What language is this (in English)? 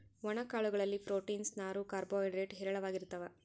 Kannada